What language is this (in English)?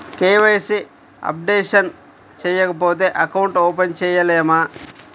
Telugu